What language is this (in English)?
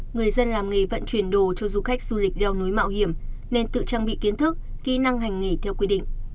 Vietnamese